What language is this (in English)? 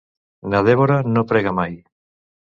Catalan